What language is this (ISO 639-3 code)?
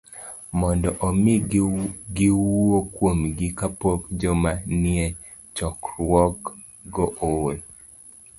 luo